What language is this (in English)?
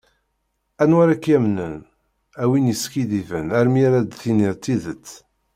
Kabyle